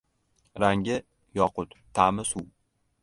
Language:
Uzbek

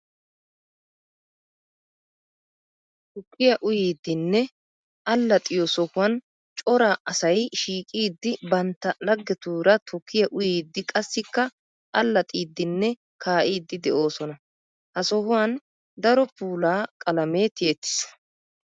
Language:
Wolaytta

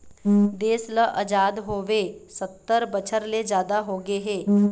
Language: Chhattisgarhi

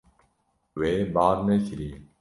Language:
Kurdish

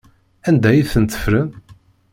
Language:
Kabyle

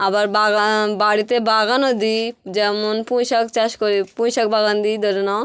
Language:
Bangla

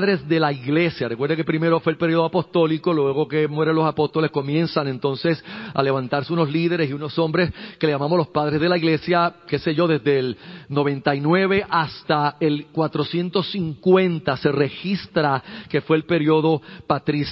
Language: Spanish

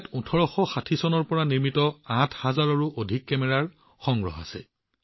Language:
Assamese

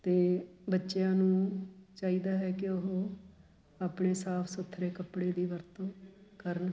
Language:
Punjabi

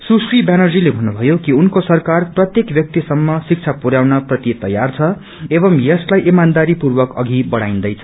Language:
Nepali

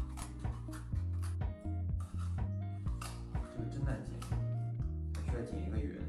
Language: Chinese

